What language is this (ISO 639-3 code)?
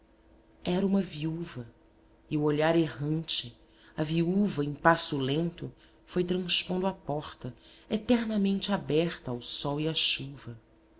por